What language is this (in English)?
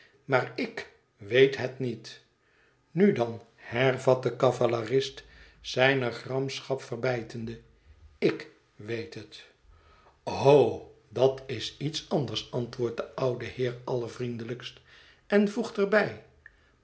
Dutch